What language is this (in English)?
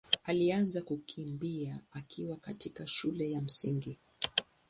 Swahili